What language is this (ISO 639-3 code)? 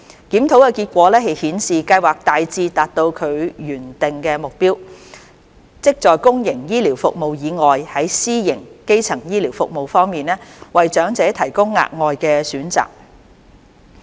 yue